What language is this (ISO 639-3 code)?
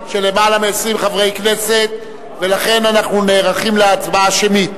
heb